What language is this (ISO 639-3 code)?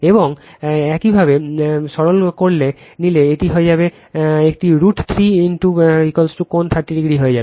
ben